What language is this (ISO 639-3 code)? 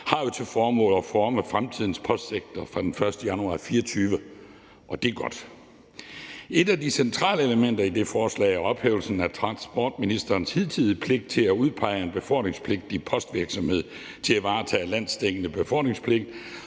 dan